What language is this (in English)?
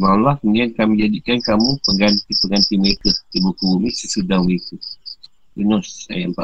Malay